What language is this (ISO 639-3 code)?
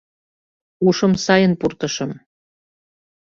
chm